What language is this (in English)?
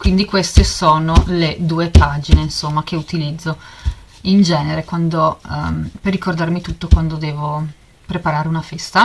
Italian